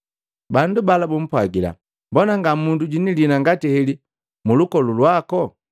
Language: Matengo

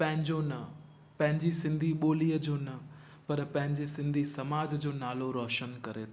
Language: Sindhi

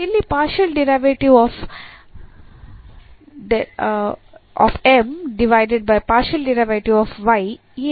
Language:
Kannada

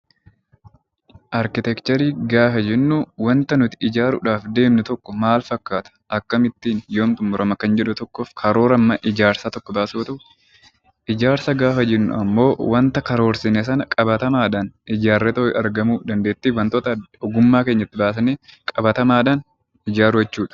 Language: Oromo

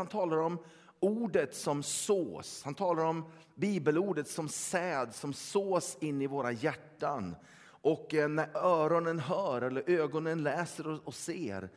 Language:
Swedish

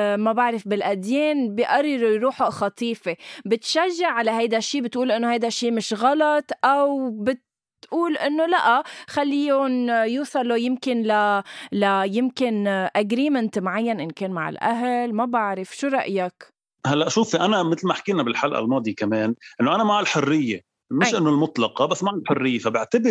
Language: Arabic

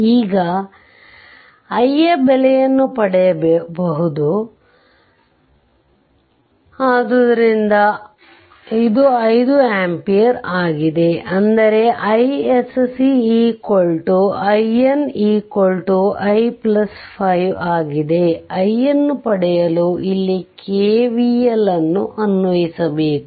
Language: Kannada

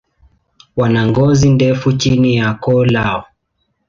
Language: Swahili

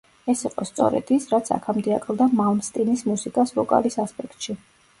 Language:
Georgian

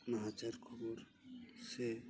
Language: Santali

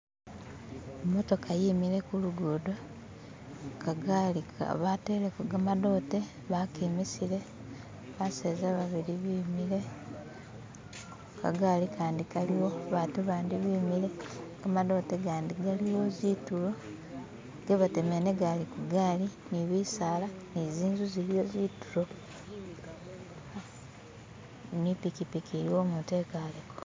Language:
Masaaba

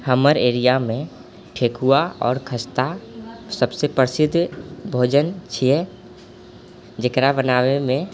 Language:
Maithili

